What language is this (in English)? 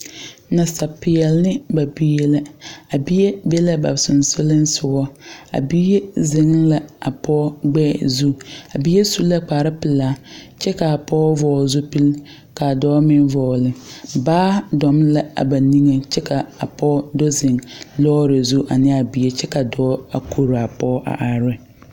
Southern Dagaare